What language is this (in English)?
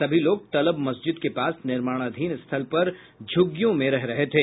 Hindi